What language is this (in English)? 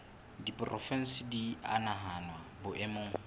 Southern Sotho